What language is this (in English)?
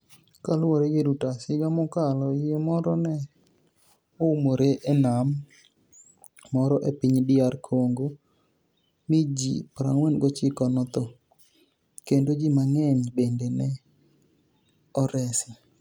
Luo (Kenya and Tanzania)